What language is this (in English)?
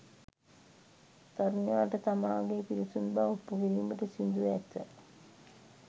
Sinhala